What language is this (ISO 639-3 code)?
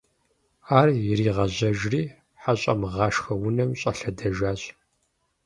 kbd